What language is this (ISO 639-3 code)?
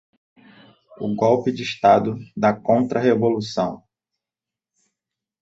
por